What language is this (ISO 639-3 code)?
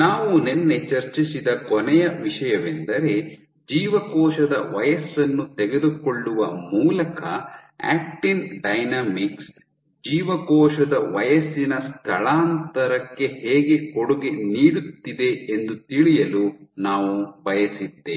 kan